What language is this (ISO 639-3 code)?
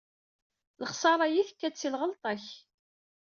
kab